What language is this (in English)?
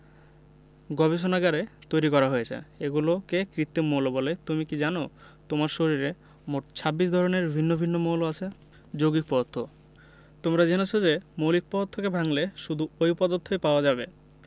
Bangla